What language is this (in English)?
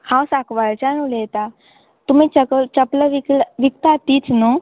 Konkani